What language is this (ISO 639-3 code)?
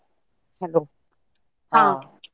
kan